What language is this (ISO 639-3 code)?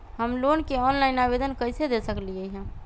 mag